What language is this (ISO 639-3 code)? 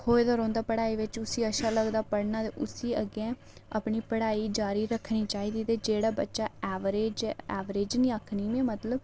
doi